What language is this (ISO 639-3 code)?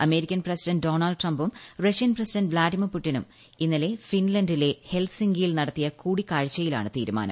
mal